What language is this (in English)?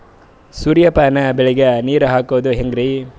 Kannada